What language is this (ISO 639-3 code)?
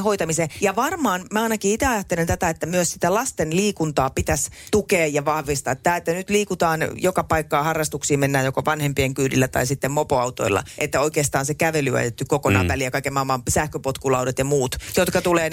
fin